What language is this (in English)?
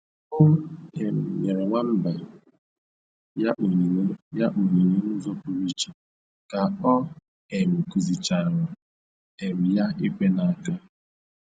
Igbo